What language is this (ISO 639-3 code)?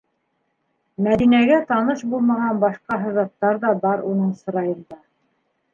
bak